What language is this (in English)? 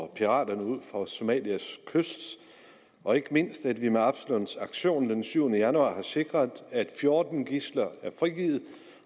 Danish